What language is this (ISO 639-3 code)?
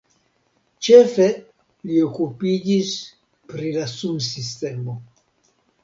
epo